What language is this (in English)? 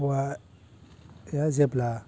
Bodo